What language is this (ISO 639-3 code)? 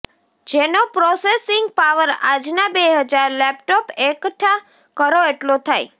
guj